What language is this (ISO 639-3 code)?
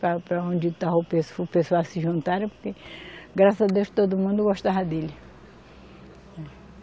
por